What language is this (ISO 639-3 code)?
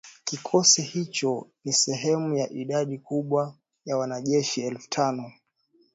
swa